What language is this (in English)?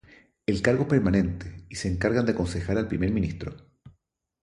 Spanish